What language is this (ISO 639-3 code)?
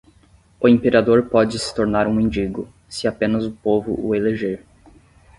por